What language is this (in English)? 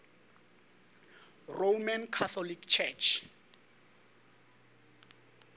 Northern Sotho